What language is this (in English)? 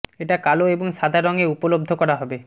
Bangla